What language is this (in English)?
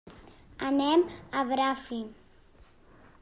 Catalan